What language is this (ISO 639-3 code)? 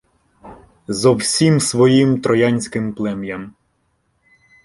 ukr